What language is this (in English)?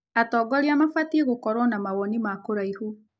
Kikuyu